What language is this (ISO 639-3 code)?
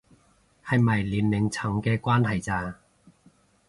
yue